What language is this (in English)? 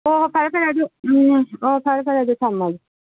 Manipuri